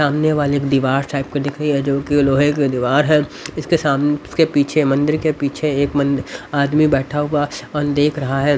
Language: Hindi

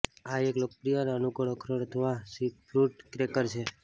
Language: Gujarati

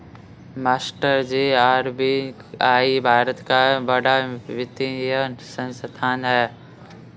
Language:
Hindi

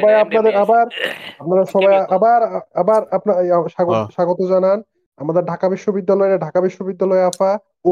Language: Bangla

